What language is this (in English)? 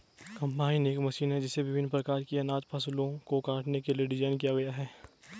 Hindi